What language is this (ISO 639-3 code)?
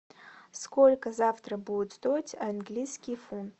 rus